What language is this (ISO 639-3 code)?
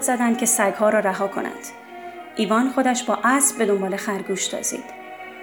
fas